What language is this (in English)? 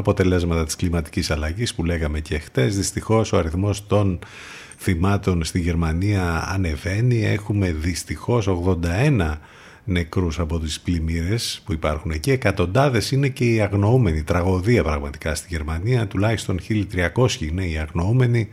Greek